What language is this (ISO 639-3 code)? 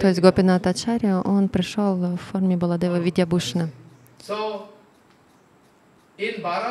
rus